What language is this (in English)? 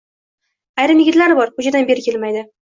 Uzbek